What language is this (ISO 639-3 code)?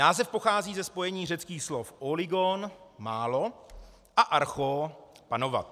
ces